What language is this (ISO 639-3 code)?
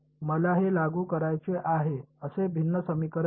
mar